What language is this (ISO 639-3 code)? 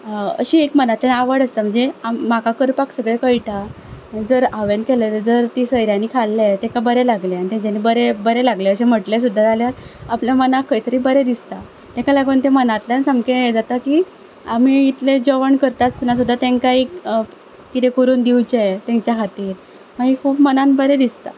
kok